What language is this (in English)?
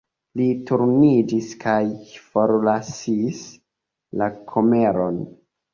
Esperanto